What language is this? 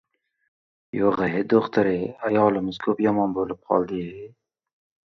Uzbek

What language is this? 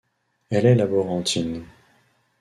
French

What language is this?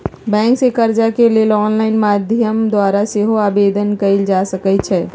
Magahi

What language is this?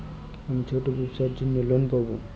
Bangla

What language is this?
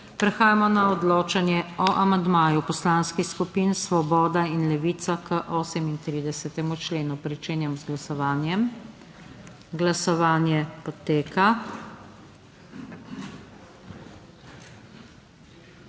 Slovenian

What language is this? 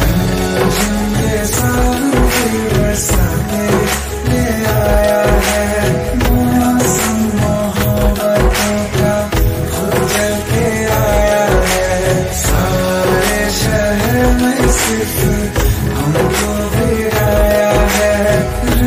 Arabic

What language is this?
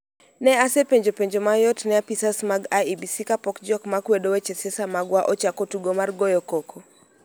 Luo (Kenya and Tanzania)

